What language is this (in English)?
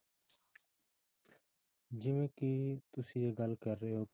Punjabi